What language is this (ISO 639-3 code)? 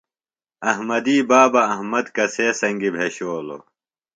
phl